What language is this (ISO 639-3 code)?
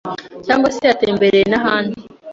kin